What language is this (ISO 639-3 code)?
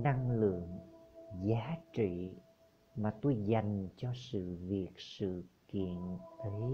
vie